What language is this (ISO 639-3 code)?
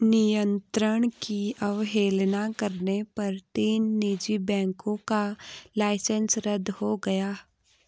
hin